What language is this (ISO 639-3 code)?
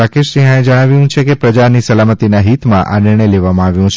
guj